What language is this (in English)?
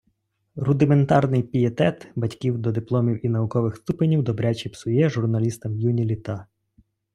Ukrainian